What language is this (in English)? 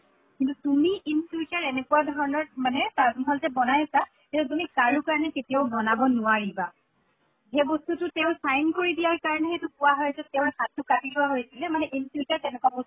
Assamese